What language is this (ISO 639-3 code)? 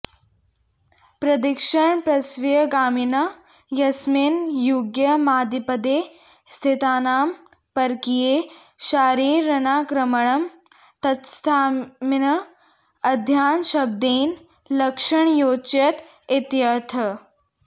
san